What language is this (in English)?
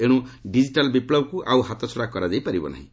Odia